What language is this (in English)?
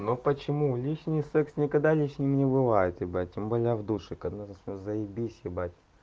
Russian